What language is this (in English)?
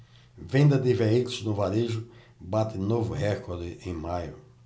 Portuguese